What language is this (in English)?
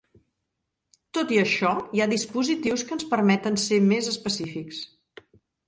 Catalan